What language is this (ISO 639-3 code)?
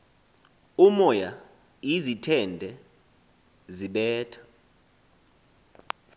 xho